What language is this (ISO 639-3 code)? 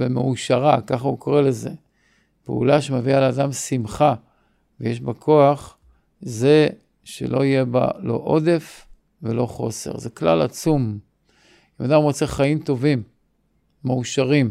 heb